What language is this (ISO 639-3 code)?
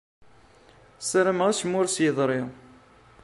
kab